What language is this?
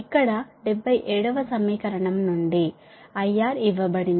Telugu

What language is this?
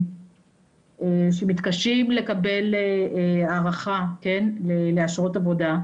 Hebrew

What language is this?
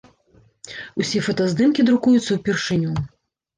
Belarusian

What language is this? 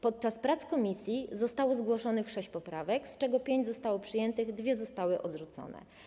Polish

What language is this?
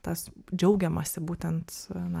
Lithuanian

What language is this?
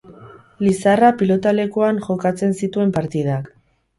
Basque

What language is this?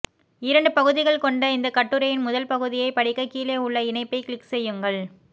Tamil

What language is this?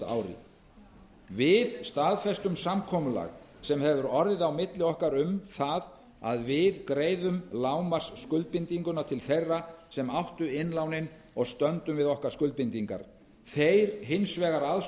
Icelandic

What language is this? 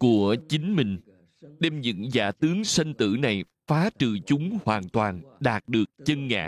Vietnamese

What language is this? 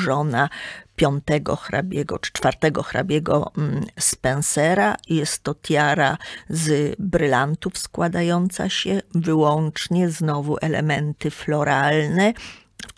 Polish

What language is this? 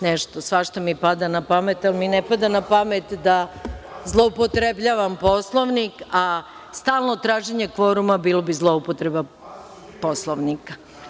Serbian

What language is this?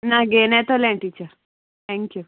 Konkani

